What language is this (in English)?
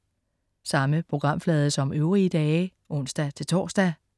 Danish